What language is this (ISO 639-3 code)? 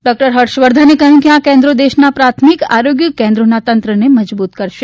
guj